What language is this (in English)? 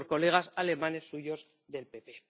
Spanish